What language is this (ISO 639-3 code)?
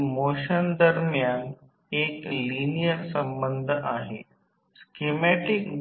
mar